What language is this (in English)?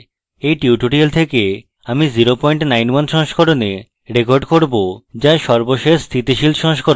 Bangla